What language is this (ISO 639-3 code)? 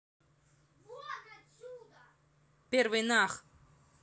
rus